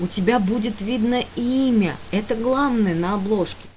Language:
Russian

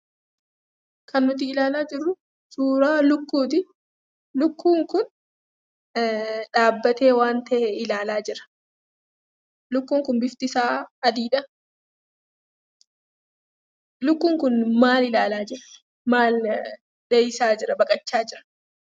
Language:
Oromo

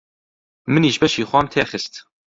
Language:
Central Kurdish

